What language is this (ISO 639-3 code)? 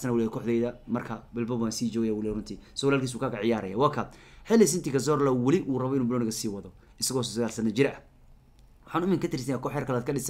ara